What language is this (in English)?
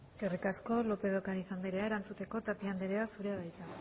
Basque